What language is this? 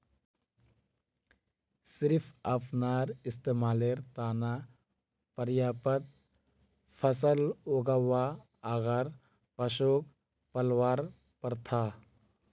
Magahi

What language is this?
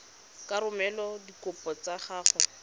Tswana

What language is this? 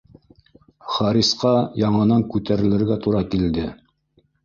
Bashkir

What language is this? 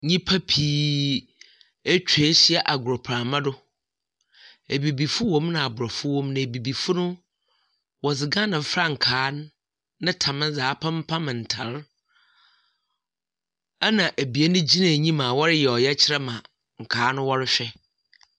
Akan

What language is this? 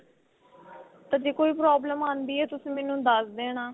Punjabi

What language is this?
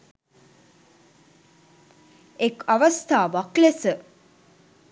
Sinhala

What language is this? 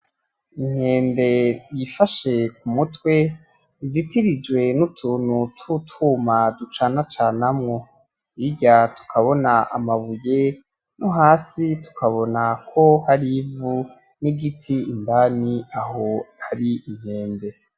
Rundi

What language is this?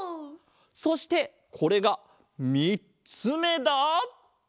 Japanese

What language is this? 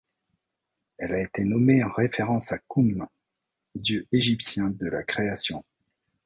French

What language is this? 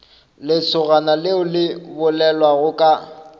Northern Sotho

